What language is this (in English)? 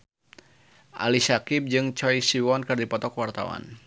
Sundanese